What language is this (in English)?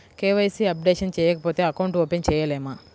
Telugu